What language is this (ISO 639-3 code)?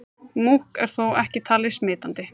isl